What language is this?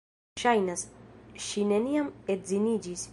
Esperanto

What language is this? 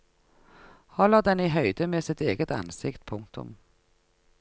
Norwegian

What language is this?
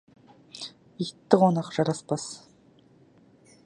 Kazakh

